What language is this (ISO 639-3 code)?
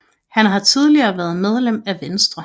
dan